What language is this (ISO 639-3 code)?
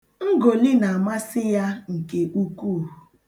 ibo